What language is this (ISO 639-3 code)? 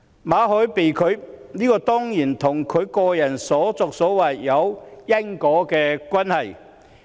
yue